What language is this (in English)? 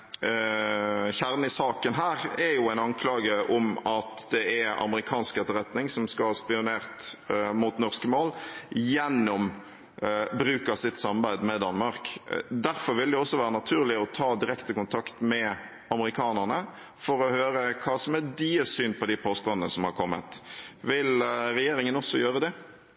Norwegian Bokmål